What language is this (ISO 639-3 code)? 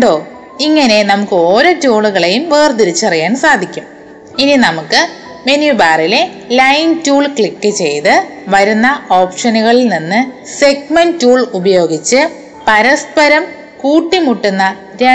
mal